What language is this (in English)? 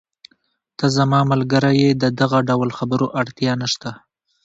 Pashto